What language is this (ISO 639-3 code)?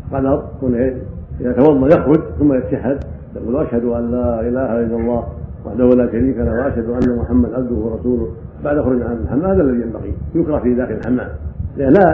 ara